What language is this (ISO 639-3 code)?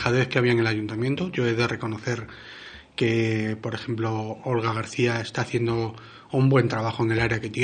spa